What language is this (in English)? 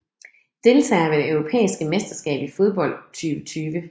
Danish